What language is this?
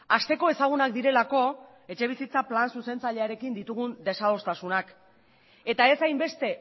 Basque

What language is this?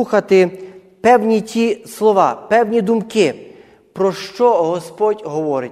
Ukrainian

